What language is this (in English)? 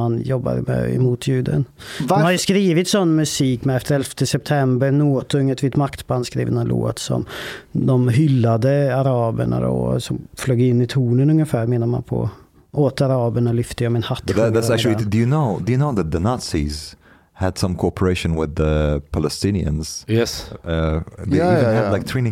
Swedish